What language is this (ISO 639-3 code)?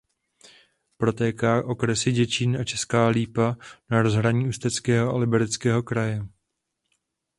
ces